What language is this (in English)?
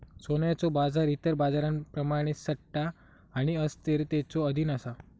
Marathi